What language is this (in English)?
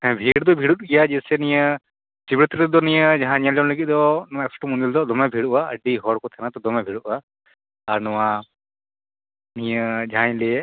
Santali